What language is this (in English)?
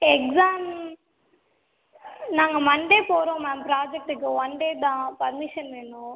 Tamil